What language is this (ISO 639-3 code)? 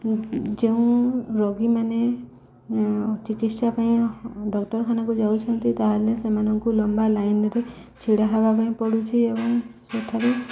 ori